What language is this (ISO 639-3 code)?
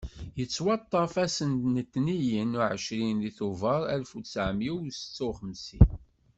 kab